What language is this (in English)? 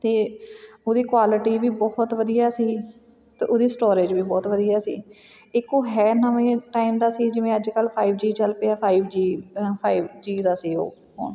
Punjabi